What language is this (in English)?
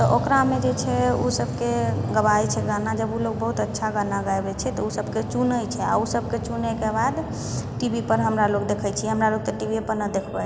Maithili